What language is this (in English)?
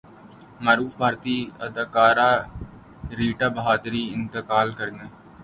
Urdu